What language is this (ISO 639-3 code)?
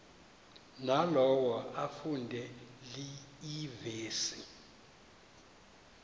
xho